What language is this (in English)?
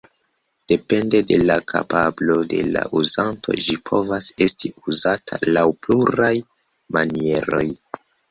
Esperanto